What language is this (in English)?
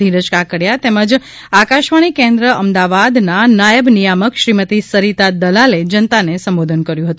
Gujarati